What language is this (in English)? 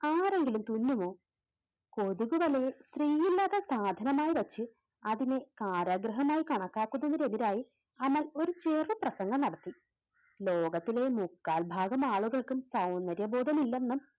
Malayalam